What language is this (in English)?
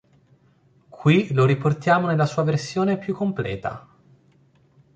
Italian